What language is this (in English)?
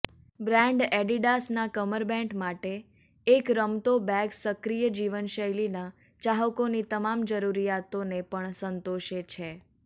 Gujarati